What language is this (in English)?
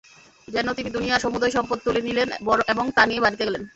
Bangla